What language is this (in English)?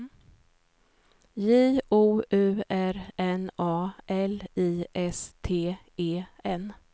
Swedish